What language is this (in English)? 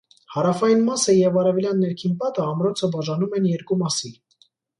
Armenian